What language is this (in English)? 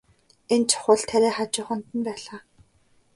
Mongolian